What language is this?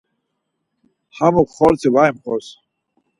Laz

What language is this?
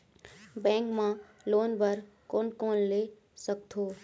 Chhattisgarhi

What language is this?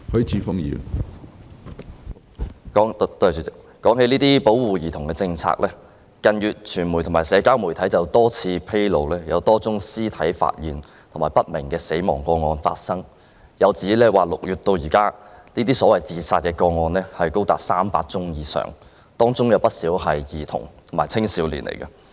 Cantonese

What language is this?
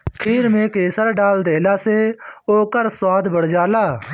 Bhojpuri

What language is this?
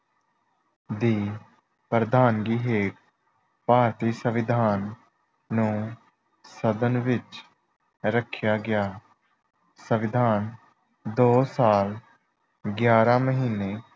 Punjabi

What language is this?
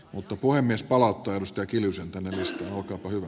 Finnish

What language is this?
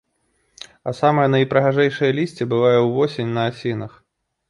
Belarusian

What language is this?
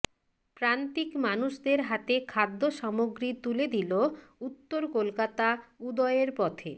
Bangla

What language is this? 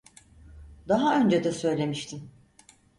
Turkish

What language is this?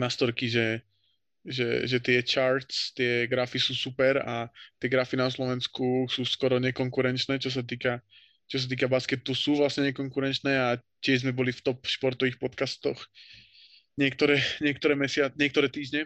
Slovak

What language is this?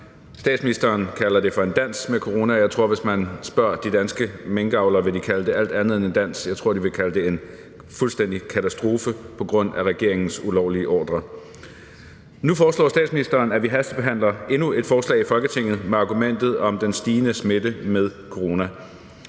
Danish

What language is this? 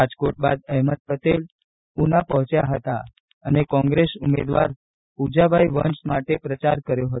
Gujarati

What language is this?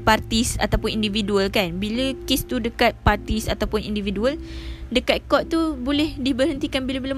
Malay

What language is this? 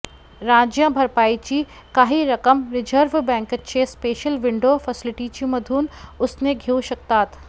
Marathi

